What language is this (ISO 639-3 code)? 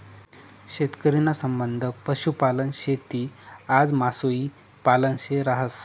mar